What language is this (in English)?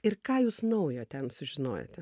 Lithuanian